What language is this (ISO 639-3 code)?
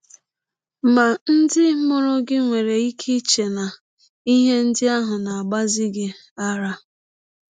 ibo